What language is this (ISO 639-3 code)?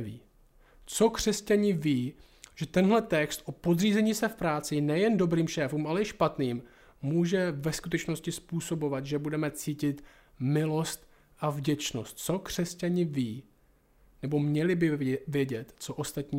ces